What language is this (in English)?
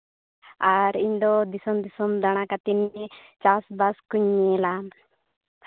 Santali